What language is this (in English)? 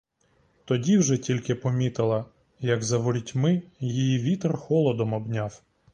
Ukrainian